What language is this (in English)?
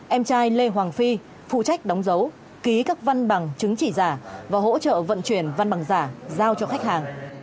Vietnamese